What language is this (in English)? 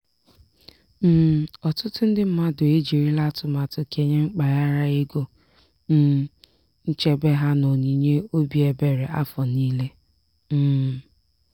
Igbo